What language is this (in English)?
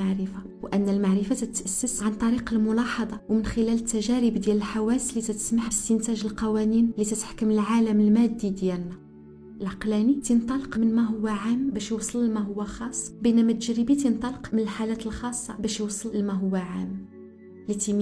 Arabic